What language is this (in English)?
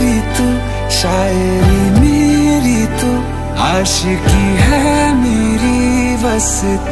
Vietnamese